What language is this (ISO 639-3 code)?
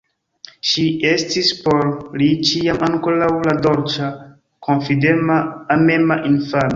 epo